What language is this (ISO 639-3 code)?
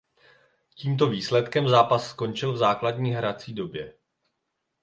ces